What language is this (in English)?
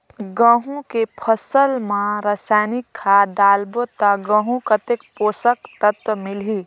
Chhattisgarhi